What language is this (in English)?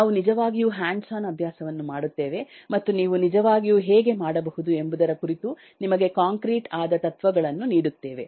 Kannada